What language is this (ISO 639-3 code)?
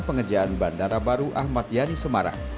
ind